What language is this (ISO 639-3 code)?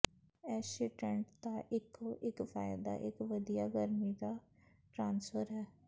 pan